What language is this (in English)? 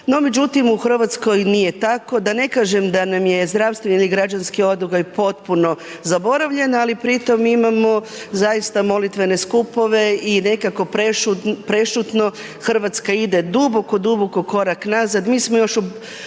Croatian